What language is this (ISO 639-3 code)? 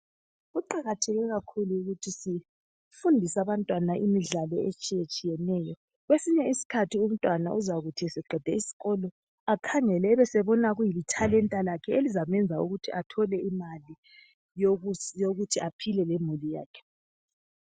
nde